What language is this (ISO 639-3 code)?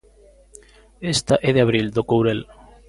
glg